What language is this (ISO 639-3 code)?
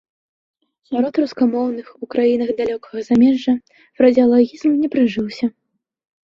bel